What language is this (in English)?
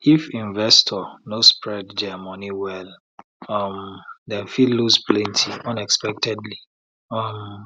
Nigerian Pidgin